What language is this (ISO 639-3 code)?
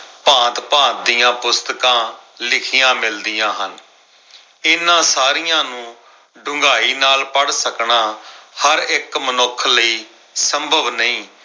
pan